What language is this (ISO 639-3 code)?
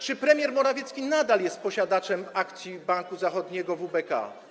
pol